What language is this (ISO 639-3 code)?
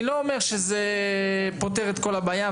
heb